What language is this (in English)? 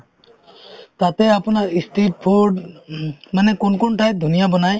Assamese